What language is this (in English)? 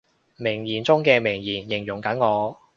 Cantonese